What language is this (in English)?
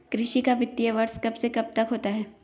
Hindi